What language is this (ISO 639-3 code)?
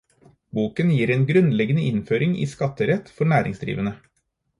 nob